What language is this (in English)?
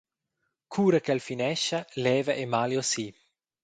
Romansh